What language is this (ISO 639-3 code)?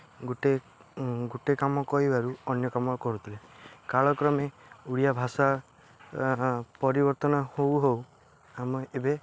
ori